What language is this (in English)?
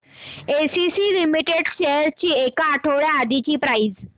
Marathi